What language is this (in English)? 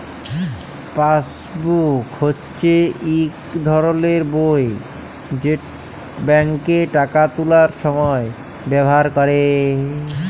Bangla